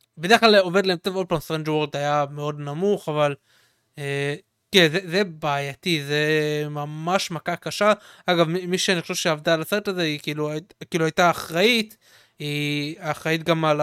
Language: Hebrew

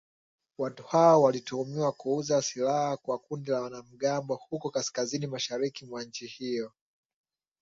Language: Swahili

